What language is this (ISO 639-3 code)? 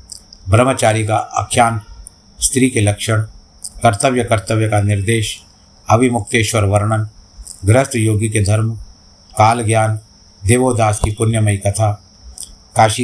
hin